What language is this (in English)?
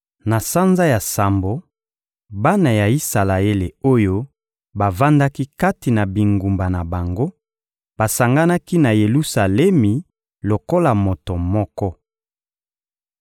Lingala